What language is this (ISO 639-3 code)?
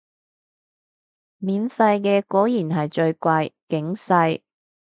yue